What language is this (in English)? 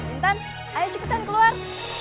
Indonesian